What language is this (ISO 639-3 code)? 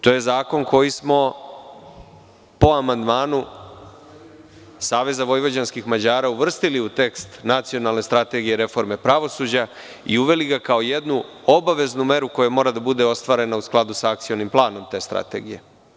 srp